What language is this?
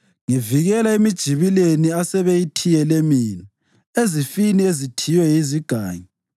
North Ndebele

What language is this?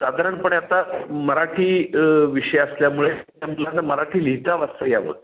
Marathi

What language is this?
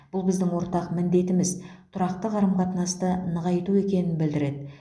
Kazakh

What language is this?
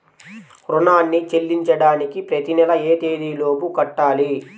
Telugu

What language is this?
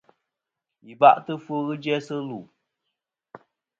Kom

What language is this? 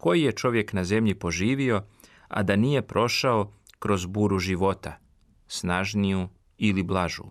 Croatian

